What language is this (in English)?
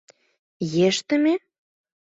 Mari